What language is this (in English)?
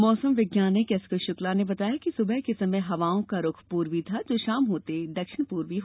Hindi